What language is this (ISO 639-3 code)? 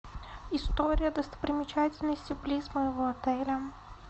rus